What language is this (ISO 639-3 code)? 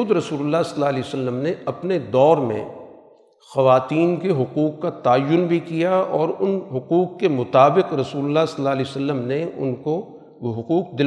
urd